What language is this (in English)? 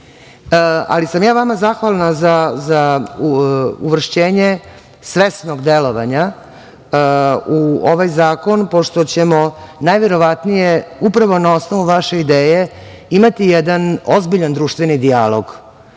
Serbian